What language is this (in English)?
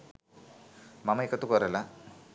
Sinhala